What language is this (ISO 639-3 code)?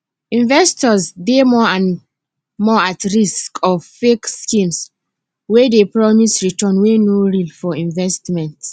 pcm